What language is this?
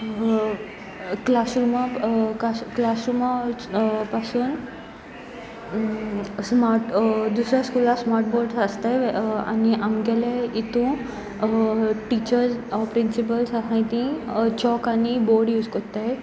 Konkani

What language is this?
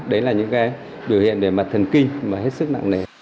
Vietnamese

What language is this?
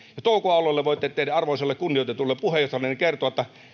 Finnish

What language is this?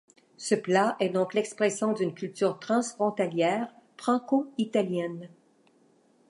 French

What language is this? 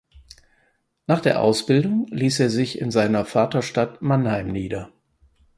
German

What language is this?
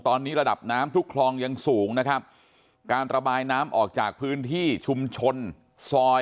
Thai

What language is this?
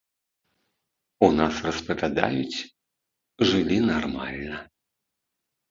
Belarusian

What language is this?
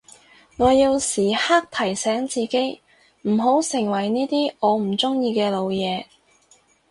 Cantonese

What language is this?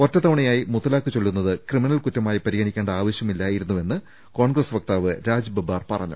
Malayalam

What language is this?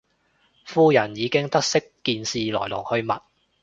Cantonese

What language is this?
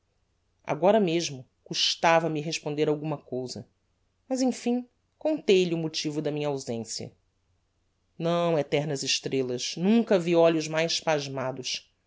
Portuguese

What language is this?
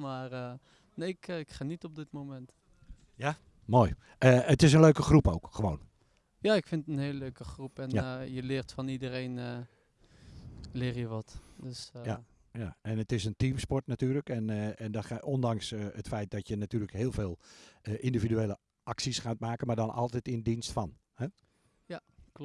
Dutch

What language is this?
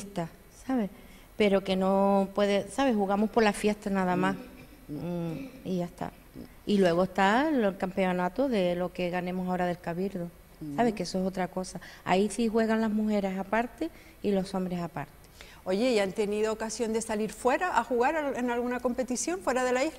Spanish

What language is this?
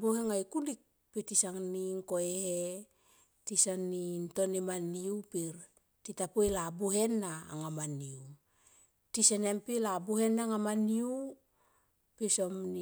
Tomoip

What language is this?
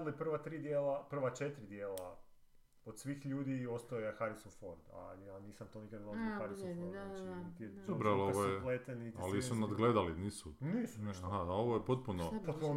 Croatian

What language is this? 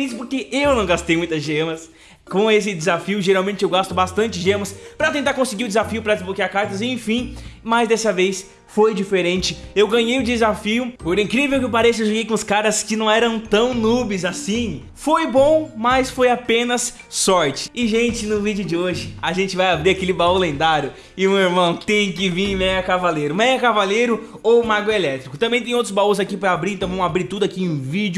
Portuguese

